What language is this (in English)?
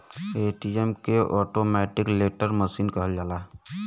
Bhojpuri